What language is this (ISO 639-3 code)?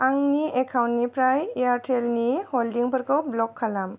brx